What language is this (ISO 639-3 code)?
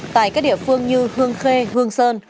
vie